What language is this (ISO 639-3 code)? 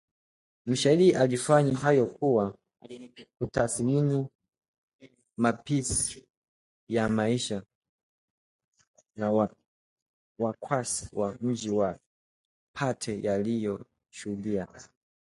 swa